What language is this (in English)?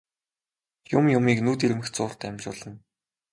Mongolian